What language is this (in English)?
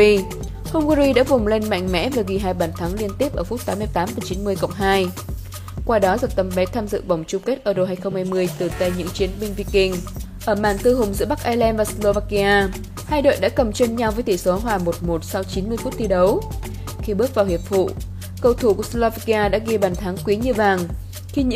Vietnamese